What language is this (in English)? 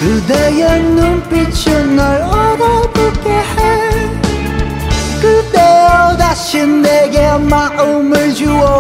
Korean